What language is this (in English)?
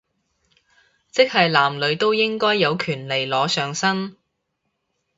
Cantonese